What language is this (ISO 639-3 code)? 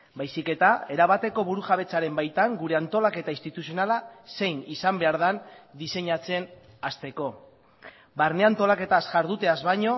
eus